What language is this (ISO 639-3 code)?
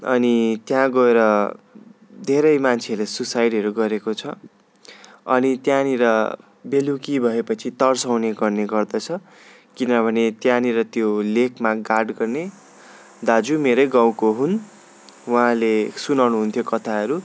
nep